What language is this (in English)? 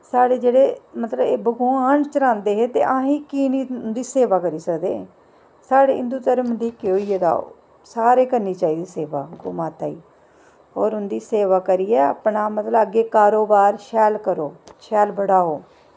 Dogri